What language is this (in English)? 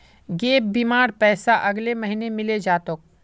Magahi